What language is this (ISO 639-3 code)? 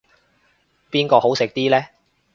yue